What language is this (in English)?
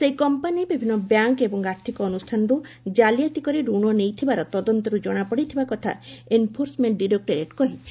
Odia